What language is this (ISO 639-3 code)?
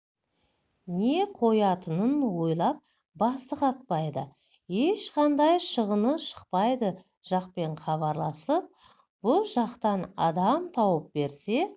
kaz